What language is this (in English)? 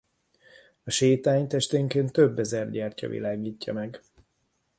Hungarian